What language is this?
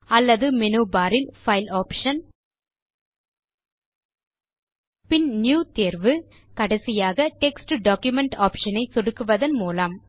Tamil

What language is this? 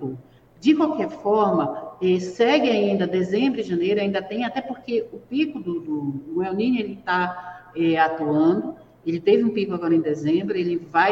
Portuguese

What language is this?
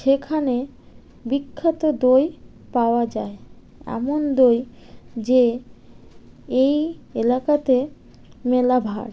Bangla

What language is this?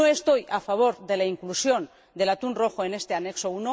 Spanish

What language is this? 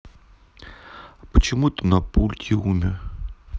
Russian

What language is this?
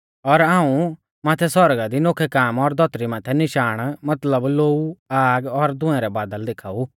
Mahasu Pahari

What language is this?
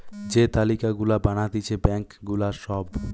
Bangla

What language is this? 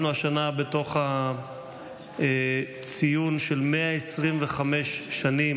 Hebrew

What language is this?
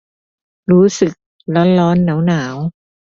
Thai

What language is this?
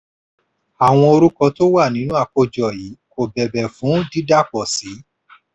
Yoruba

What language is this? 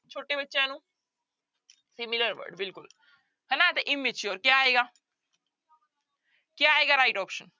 Punjabi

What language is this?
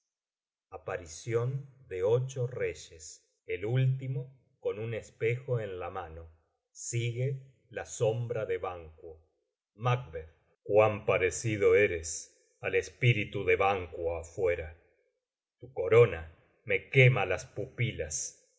Spanish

